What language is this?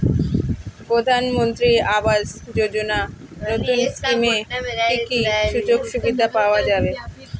Bangla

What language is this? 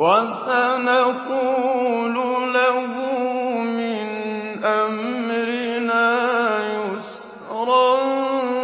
Arabic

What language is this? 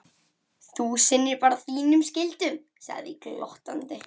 Icelandic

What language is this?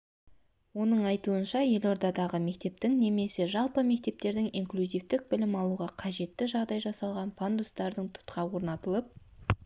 Kazakh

